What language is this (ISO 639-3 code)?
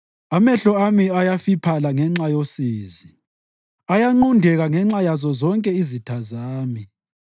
nde